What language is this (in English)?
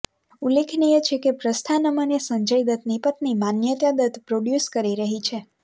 Gujarati